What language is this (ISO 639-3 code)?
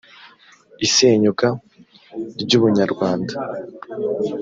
kin